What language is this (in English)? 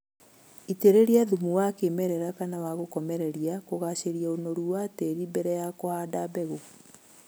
Kikuyu